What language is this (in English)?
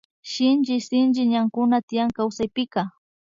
Imbabura Highland Quichua